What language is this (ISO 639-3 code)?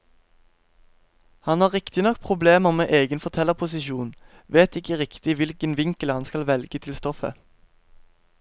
nor